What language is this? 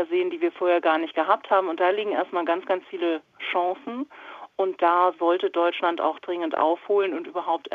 German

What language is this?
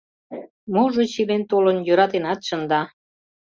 Mari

